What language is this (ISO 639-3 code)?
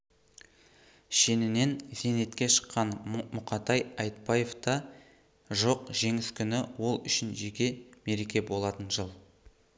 kaz